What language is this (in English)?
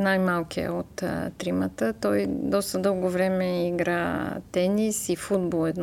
Bulgarian